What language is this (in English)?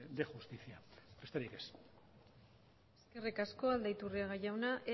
Basque